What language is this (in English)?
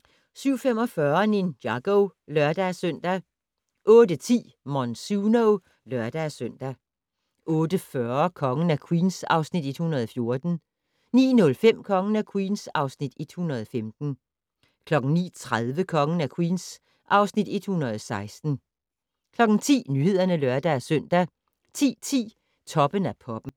Danish